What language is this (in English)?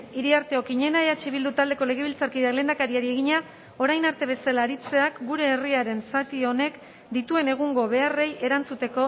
Basque